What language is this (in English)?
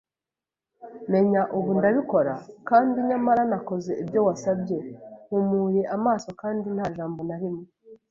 Kinyarwanda